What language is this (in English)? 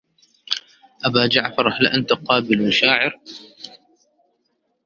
Arabic